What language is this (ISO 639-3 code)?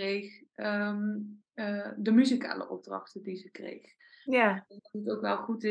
nld